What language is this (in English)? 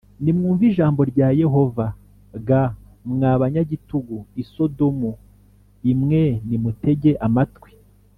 Kinyarwanda